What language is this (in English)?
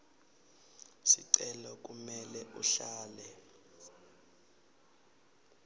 Swati